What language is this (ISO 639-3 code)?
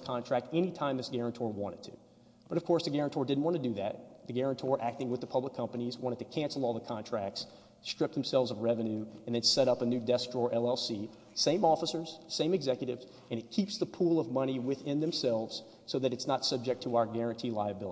eng